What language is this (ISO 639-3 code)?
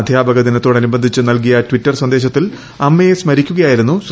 mal